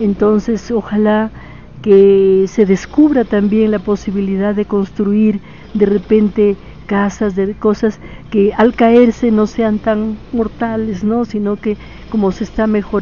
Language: Spanish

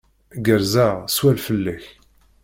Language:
Kabyle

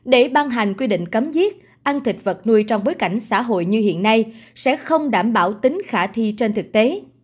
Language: Vietnamese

